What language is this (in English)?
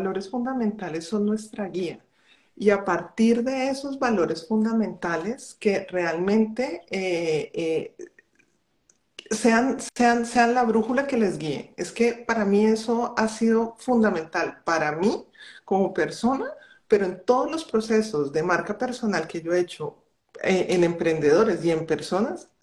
Spanish